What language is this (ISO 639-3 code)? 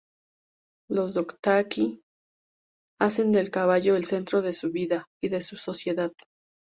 spa